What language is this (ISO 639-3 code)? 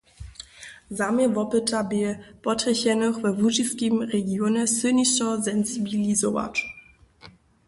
hsb